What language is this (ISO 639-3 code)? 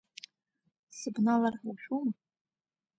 abk